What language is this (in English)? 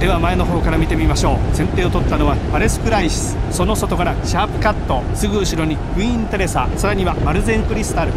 Japanese